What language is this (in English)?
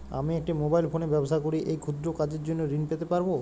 Bangla